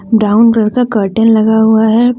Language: Hindi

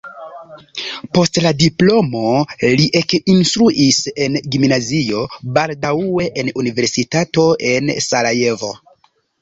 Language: Esperanto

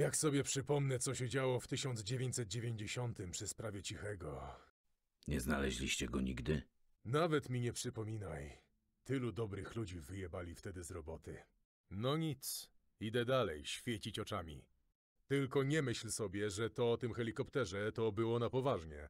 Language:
Polish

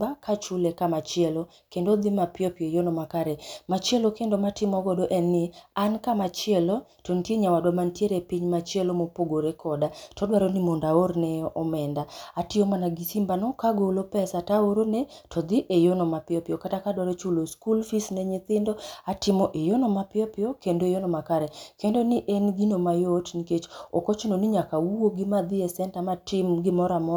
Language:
Luo (Kenya and Tanzania)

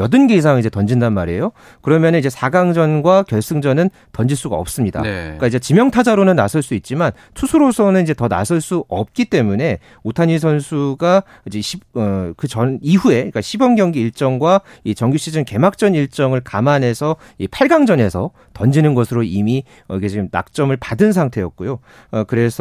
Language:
Korean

